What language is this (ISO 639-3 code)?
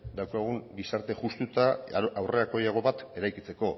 eus